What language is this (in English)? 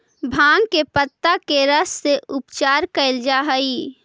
Magahi